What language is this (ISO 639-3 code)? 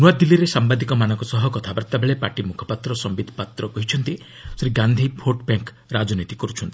ori